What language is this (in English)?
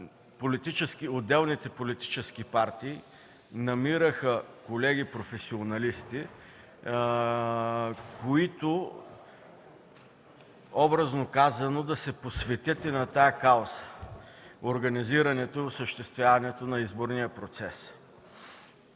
Bulgarian